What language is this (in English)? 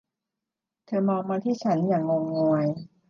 Thai